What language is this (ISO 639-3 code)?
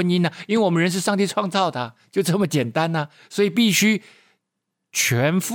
zho